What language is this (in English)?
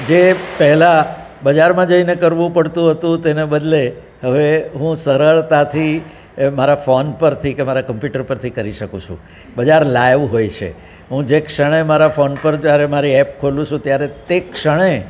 Gujarati